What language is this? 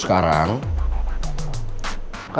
Indonesian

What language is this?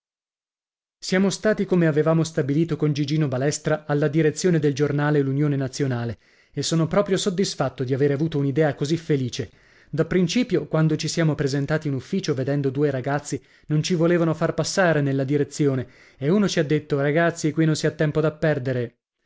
Italian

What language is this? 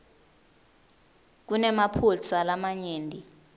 Swati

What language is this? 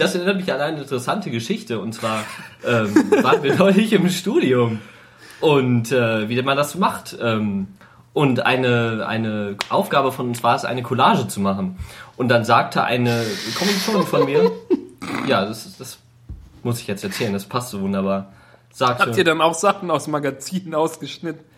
German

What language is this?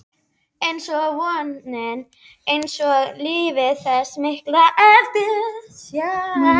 Icelandic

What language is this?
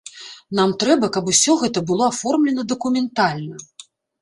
Belarusian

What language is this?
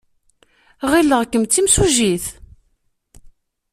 Kabyle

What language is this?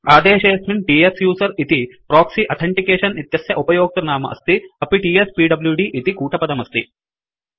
Sanskrit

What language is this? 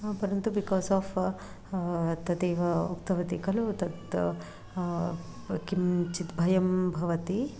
Sanskrit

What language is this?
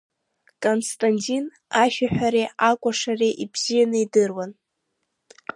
Abkhazian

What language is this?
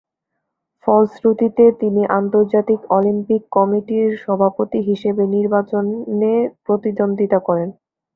Bangla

